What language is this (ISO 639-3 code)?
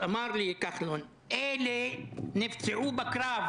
heb